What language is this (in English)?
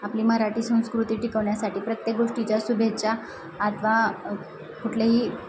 Marathi